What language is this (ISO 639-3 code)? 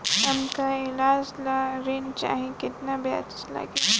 bho